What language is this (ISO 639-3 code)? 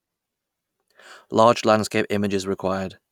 eng